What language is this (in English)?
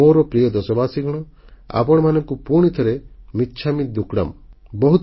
Odia